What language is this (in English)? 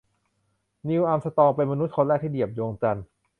Thai